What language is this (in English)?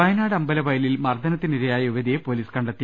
Malayalam